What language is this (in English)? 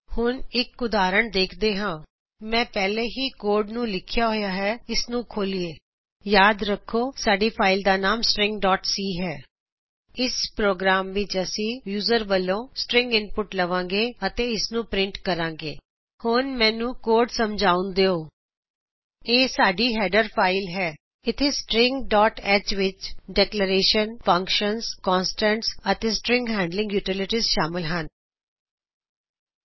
Punjabi